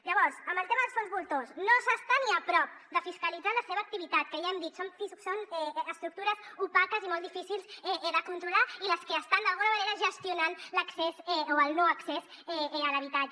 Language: Catalan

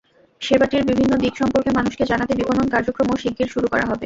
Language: Bangla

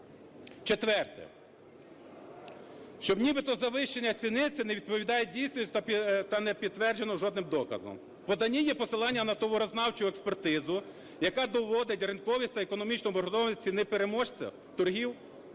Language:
Ukrainian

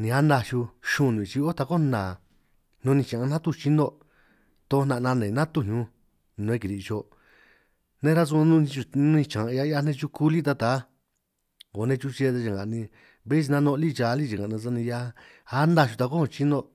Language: San Martín Itunyoso Triqui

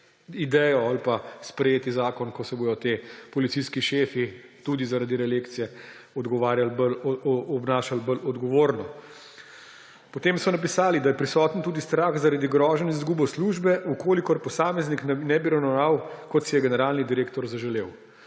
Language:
Slovenian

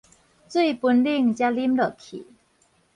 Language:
Min Nan Chinese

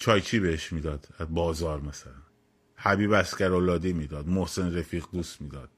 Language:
Persian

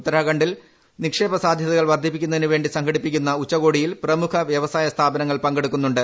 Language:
Malayalam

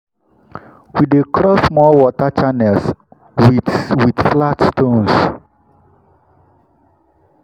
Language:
Nigerian Pidgin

